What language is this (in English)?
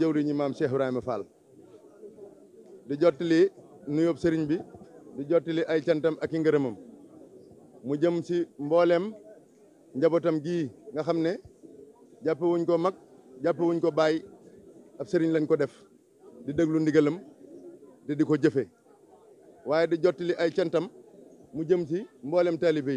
Arabic